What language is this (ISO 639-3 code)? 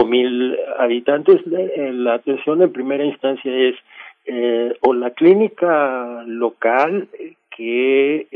spa